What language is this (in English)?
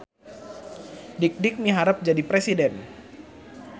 Sundanese